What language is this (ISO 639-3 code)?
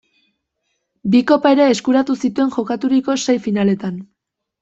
eus